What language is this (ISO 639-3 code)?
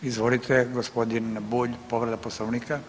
hrv